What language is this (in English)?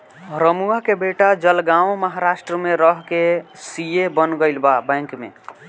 Bhojpuri